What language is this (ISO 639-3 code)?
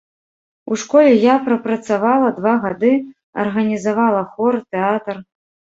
bel